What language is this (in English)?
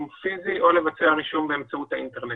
Hebrew